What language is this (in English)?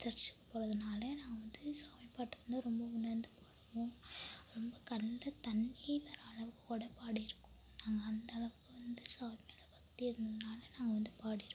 Tamil